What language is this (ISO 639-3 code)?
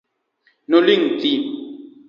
luo